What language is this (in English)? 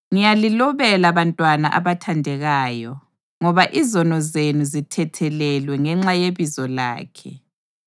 North Ndebele